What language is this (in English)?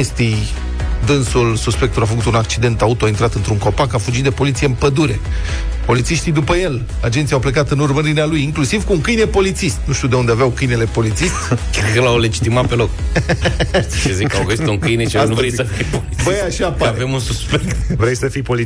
Romanian